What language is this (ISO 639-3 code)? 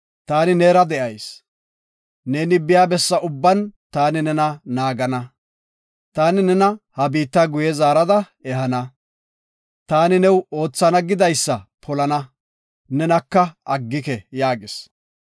gof